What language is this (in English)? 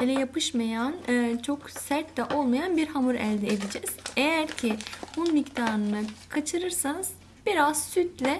Turkish